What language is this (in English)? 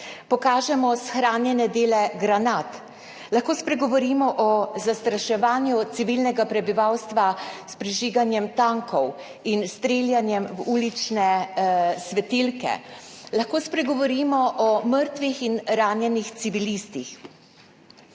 Slovenian